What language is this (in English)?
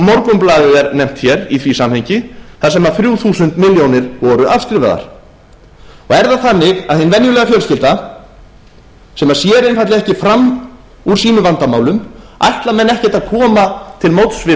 Icelandic